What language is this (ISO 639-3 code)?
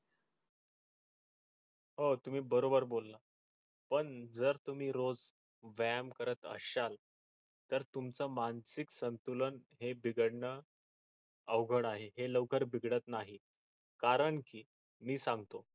mar